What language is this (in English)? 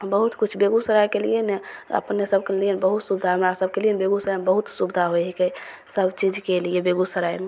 Maithili